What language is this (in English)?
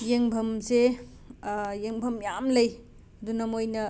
Manipuri